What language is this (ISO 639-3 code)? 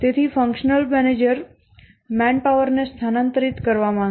guj